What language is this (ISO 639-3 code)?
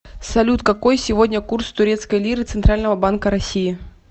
rus